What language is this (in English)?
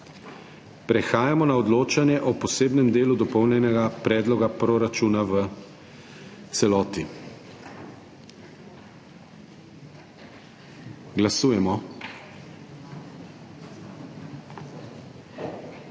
Slovenian